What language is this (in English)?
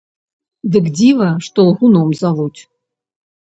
Belarusian